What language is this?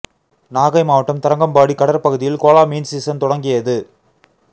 Tamil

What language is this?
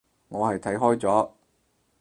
Cantonese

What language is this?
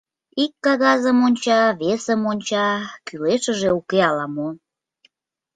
Mari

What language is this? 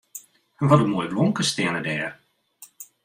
Western Frisian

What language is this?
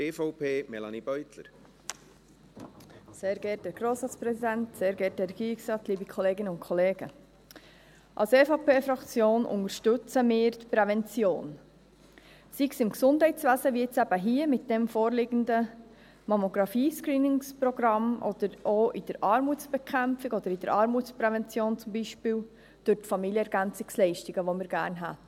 Swiss German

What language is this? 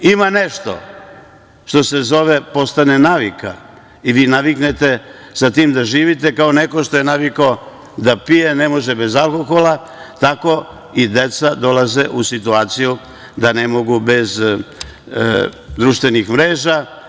Serbian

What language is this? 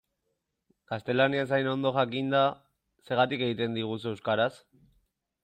Basque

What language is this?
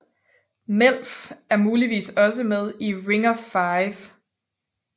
Danish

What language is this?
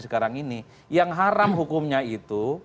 Indonesian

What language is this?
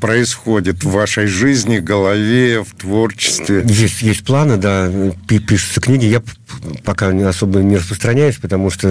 Russian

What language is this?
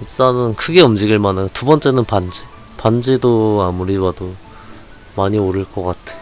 Korean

